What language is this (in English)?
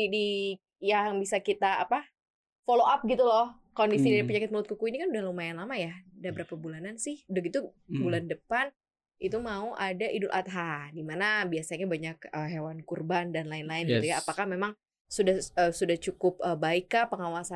Indonesian